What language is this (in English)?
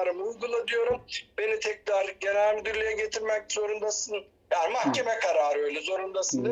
Turkish